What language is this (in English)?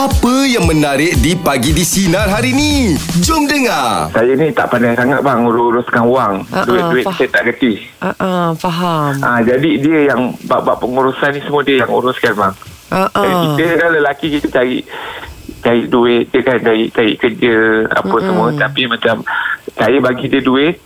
Malay